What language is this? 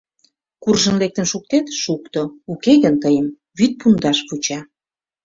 Mari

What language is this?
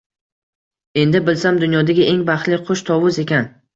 Uzbek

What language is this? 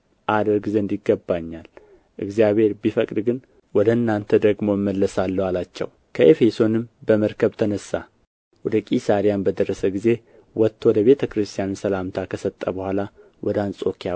Amharic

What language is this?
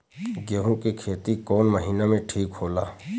Bhojpuri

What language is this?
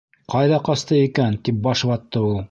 Bashkir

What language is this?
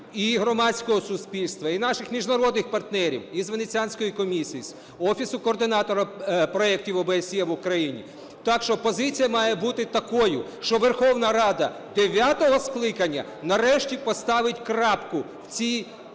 Ukrainian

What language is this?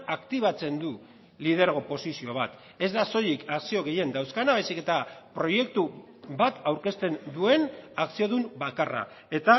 Basque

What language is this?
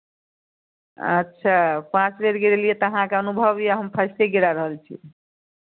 Maithili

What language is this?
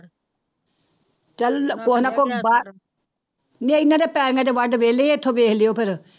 Punjabi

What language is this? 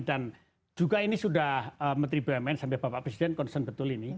Indonesian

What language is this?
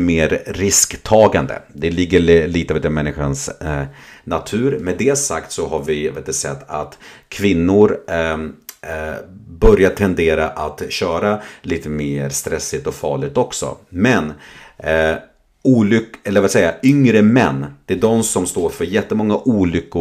Swedish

